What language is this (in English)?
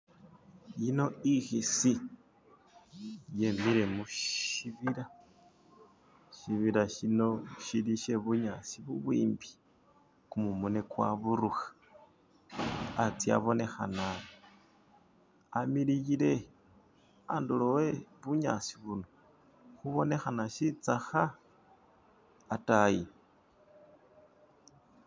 Masaaba